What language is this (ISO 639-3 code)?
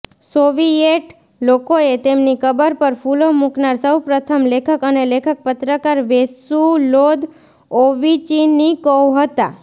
guj